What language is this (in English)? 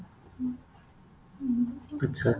Odia